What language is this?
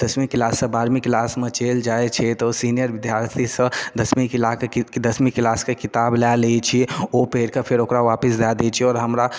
Maithili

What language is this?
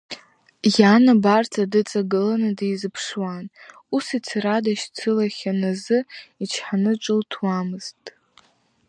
Abkhazian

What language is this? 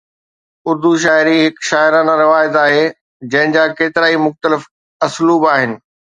Sindhi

